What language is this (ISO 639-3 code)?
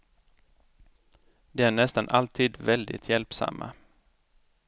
swe